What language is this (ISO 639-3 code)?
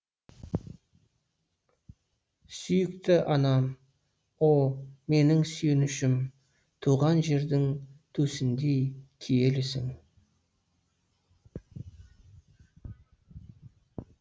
kaz